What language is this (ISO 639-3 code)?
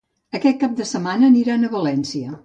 cat